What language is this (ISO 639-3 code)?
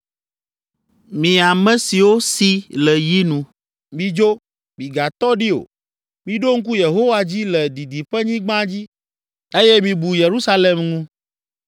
ewe